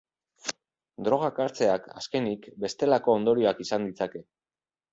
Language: Basque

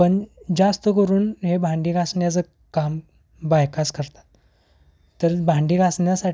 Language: Marathi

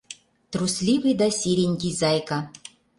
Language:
Mari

